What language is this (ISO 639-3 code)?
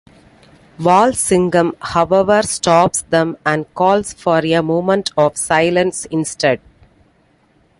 eng